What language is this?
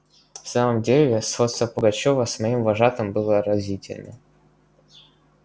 Russian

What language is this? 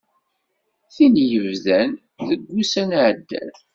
Kabyle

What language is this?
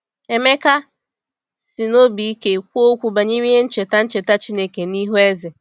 Igbo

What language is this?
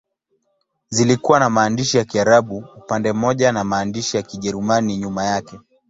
Swahili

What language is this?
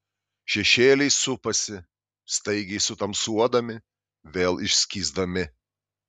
Lithuanian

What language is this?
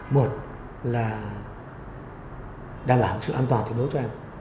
Vietnamese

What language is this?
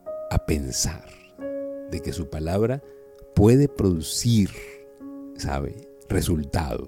Spanish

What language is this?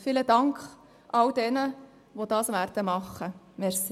Swiss German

